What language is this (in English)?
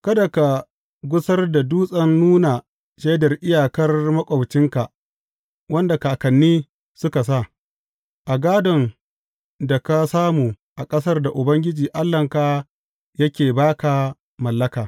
Hausa